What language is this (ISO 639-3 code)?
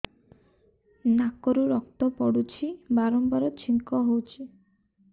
ori